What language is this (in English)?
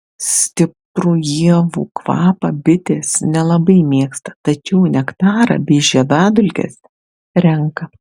Lithuanian